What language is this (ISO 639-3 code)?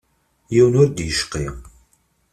kab